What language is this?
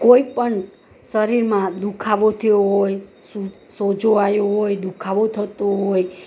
Gujarati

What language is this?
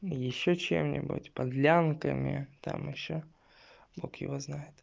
Russian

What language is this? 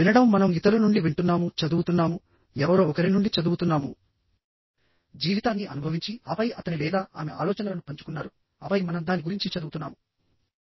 Telugu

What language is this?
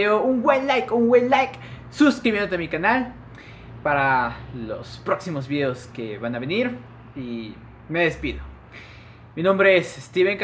Spanish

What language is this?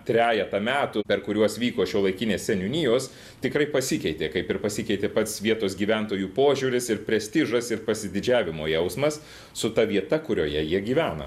Lithuanian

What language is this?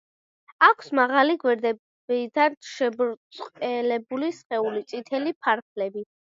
Georgian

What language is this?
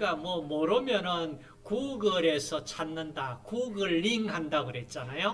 Korean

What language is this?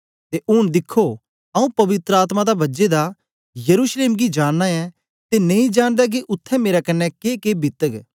Dogri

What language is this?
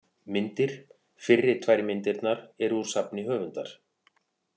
Icelandic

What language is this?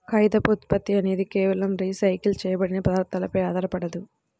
Telugu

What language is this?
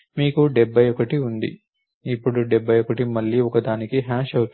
Telugu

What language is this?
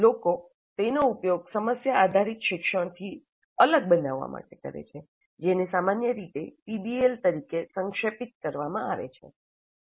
Gujarati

